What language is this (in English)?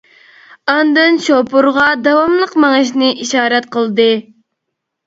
Uyghur